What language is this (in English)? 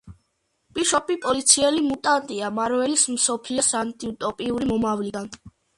Georgian